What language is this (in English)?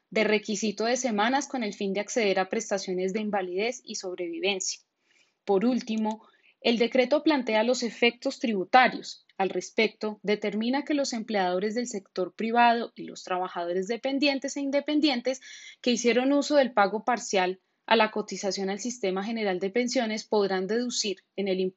Spanish